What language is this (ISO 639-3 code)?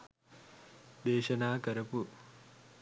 sin